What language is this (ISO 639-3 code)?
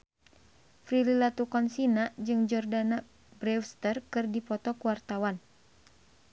sun